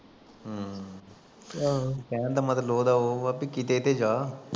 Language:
Punjabi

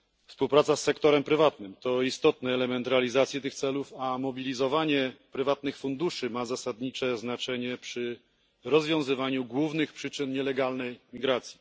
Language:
Polish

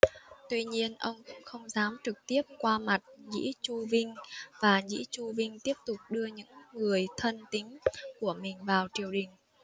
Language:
Vietnamese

